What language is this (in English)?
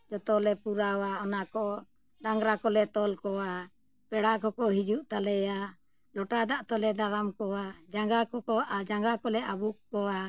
Santali